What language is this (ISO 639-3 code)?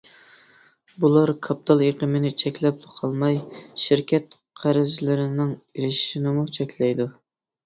uig